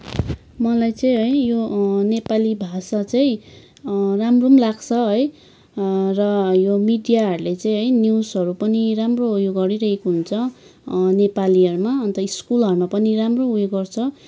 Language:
Nepali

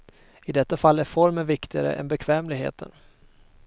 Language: Swedish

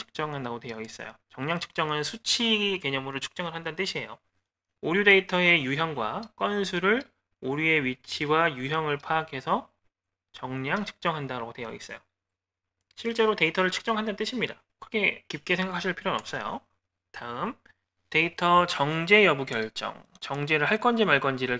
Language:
Korean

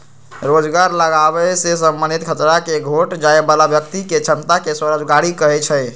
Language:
Magahi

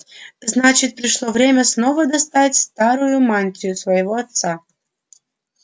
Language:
Russian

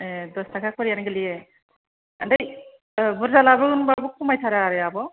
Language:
Bodo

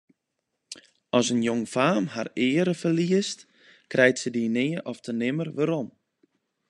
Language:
Western Frisian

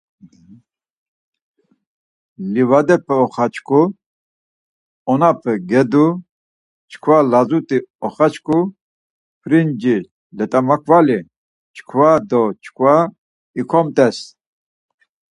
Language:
Laz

